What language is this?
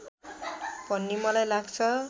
Nepali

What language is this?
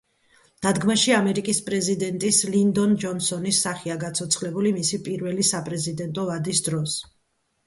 Georgian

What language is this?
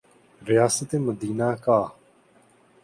Urdu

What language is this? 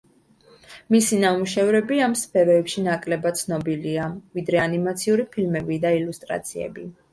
Georgian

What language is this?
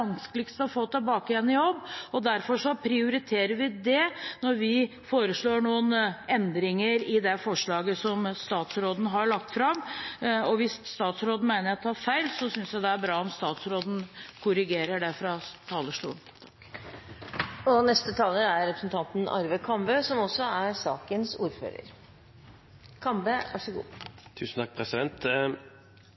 Norwegian Bokmål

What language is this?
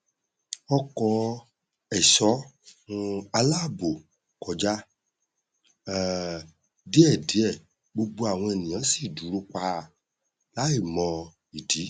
Yoruba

